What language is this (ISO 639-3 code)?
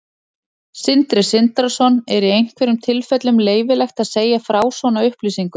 isl